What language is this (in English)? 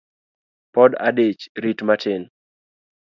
Luo (Kenya and Tanzania)